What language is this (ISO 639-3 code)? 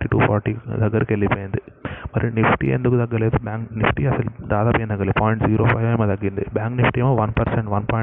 tel